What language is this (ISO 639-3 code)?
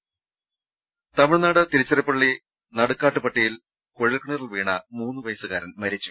mal